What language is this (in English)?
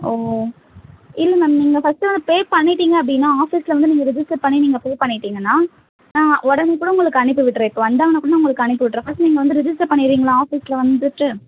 Tamil